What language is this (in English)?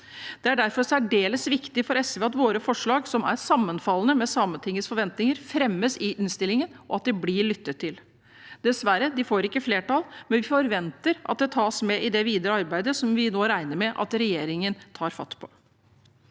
Norwegian